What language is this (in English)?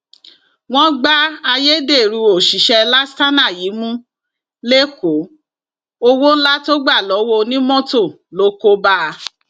Yoruba